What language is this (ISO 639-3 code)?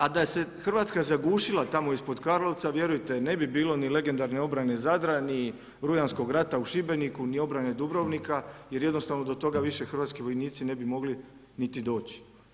hrv